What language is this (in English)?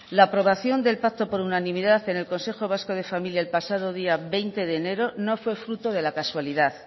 Spanish